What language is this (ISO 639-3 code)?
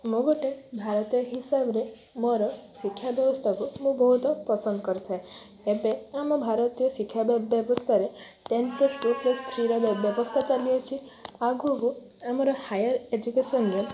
ori